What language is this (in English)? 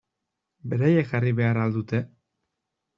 Basque